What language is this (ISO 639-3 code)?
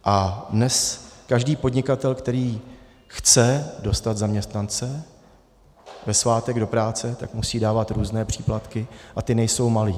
ces